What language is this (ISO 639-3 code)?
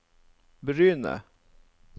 nor